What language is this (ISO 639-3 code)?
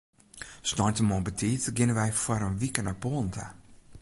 fry